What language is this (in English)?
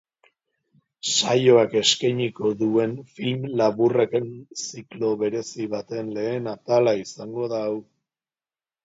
Basque